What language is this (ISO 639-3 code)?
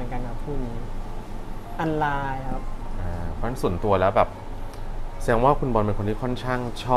tha